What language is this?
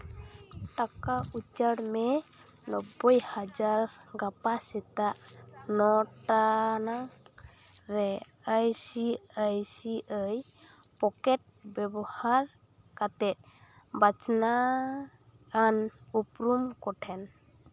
Santali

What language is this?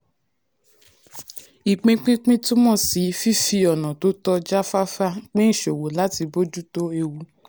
Yoruba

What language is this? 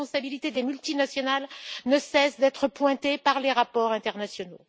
French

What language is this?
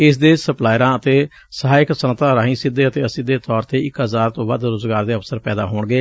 Punjabi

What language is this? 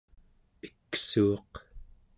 Central Yupik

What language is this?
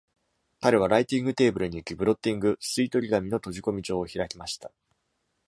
Japanese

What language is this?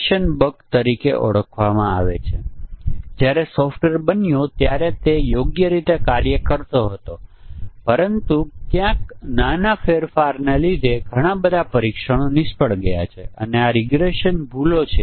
Gujarati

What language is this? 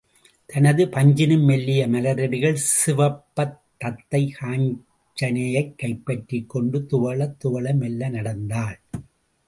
Tamil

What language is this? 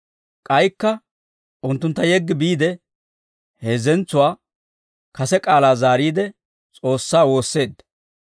Dawro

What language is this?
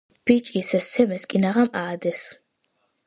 Georgian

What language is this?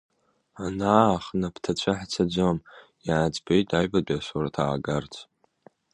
Abkhazian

